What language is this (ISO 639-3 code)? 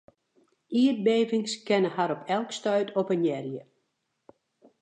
fry